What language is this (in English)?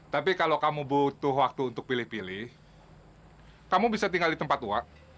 Indonesian